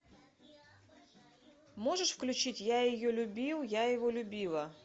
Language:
Russian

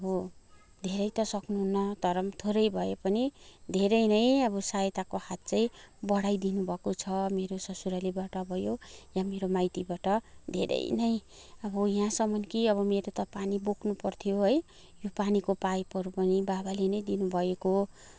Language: Nepali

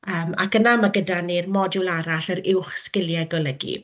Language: Welsh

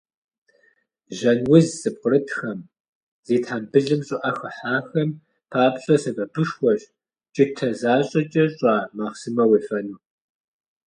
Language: Kabardian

